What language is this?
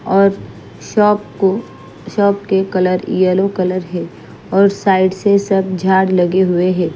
Hindi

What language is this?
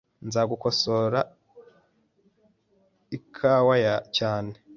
Kinyarwanda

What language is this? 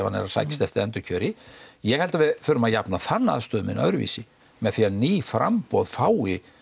Icelandic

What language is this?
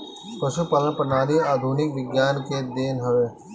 Bhojpuri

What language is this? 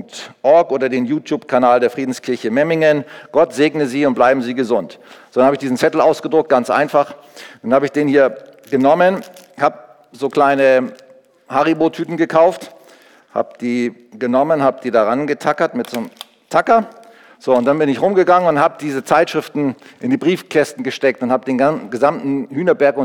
German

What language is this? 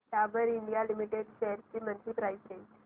Marathi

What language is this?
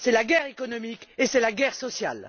French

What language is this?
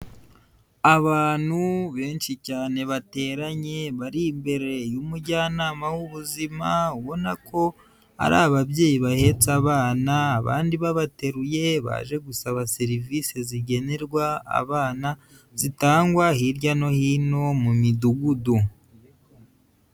Kinyarwanda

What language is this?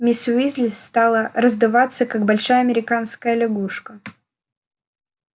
Russian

